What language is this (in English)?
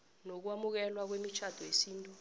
South Ndebele